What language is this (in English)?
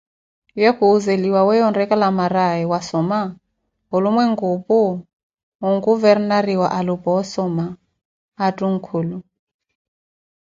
Koti